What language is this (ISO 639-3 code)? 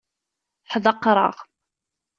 kab